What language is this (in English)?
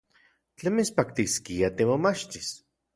Central Puebla Nahuatl